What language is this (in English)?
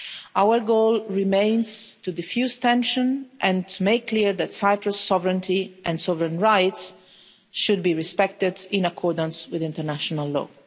English